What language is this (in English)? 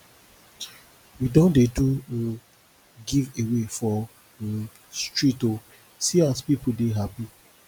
Nigerian Pidgin